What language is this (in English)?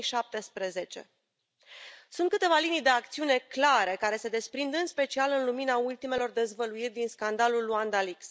Romanian